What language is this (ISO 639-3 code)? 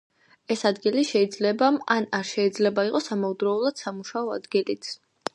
kat